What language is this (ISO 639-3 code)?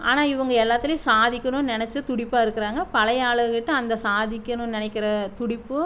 tam